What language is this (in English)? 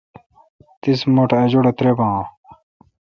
Kalkoti